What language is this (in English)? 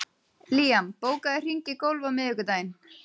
Icelandic